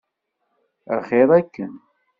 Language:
Kabyle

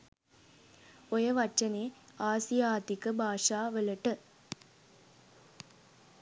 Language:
Sinhala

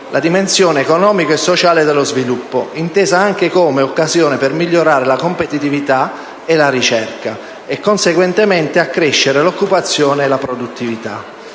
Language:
Italian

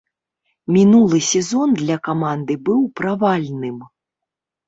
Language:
Belarusian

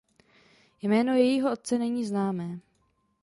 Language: Czech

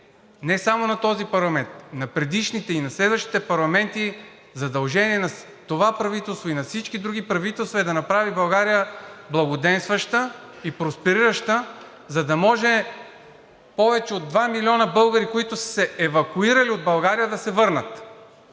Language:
Bulgarian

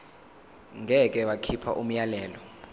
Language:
Zulu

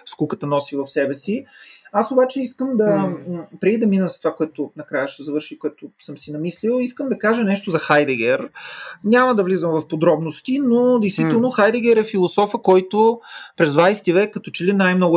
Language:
Bulgarian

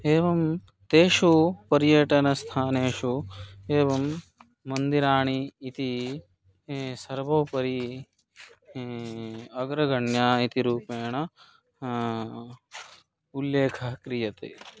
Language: Sanskrit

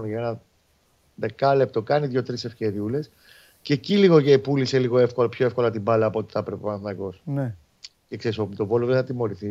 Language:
Greek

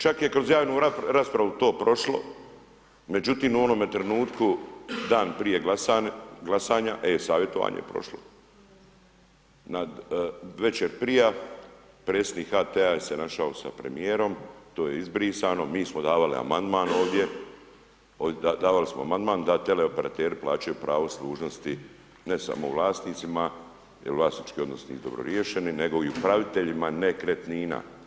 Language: Croatian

